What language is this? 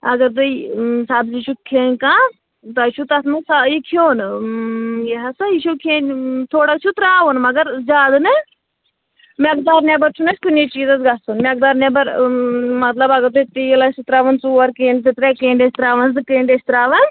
Kashmiri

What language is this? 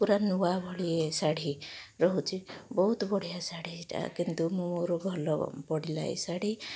Odia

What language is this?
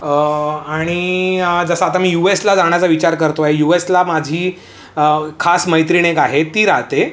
Marathi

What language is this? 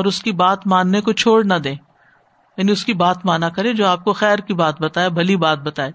Urdu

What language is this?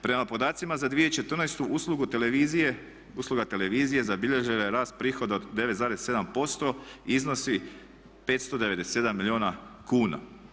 Croatian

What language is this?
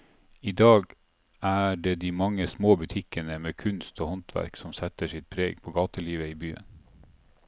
Norwegian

